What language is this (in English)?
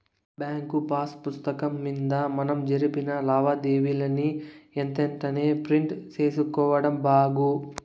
Telugu